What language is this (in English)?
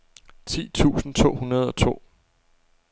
Danish